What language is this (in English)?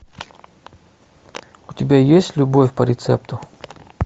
Russian